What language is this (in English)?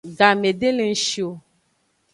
Aja (Benin)